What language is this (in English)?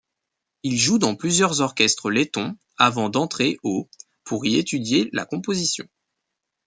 French